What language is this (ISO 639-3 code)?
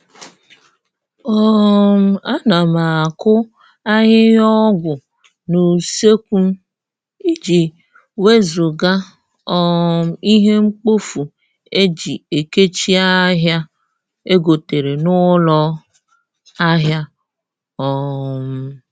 ibo